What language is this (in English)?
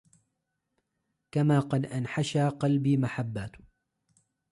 Arabic